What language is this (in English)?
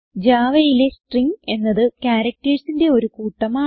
Malayalam